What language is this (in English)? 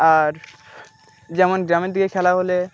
Bangla